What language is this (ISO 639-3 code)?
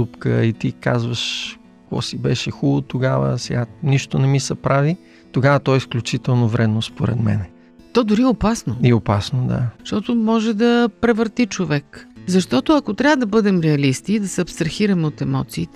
bul